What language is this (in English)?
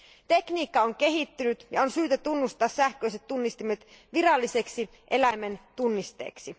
Finnish